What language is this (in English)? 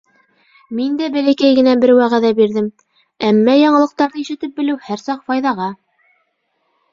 Bashkir